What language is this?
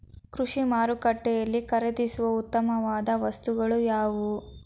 Kannada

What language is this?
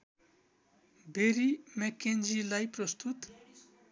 Nepali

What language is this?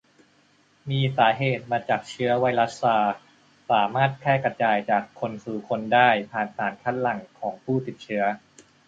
Thai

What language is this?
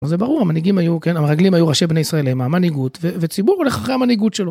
Hebrew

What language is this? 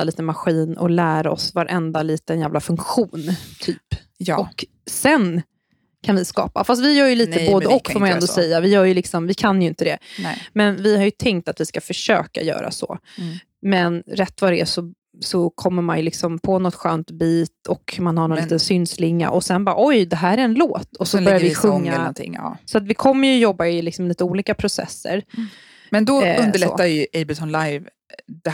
Swedish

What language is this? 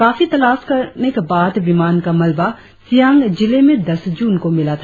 Hindi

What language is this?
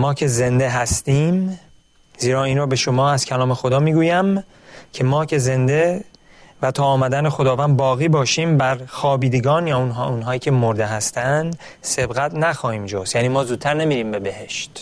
Persian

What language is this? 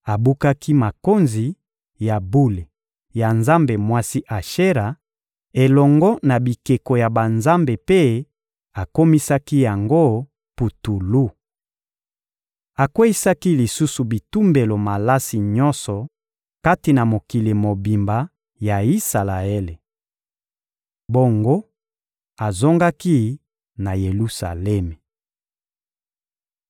Lingala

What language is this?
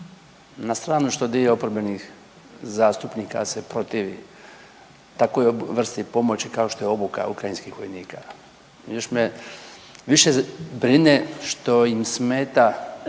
Croatian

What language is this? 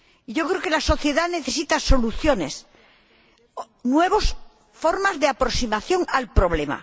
Spanish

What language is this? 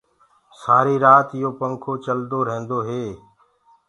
Gurgula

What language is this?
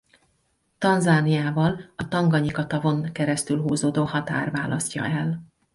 Hungarian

